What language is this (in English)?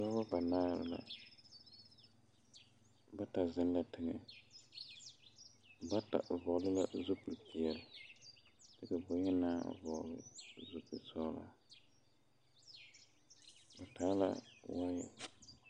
Southern Dagaare